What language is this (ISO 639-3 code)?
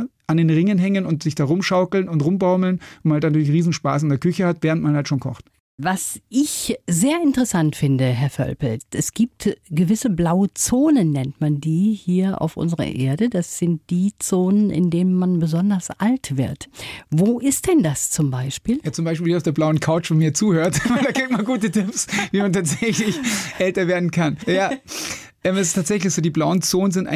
deu